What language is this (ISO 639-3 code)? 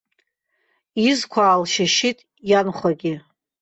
abk